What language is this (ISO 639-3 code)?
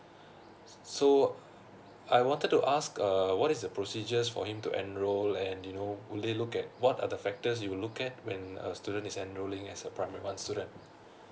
eng